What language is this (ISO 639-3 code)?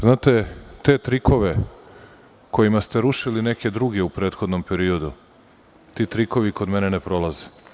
srp